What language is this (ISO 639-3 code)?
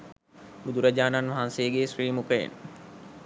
sin